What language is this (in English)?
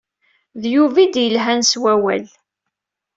Kabyle